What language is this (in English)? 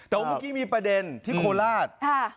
Thai